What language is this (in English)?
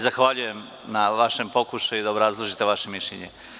Serbian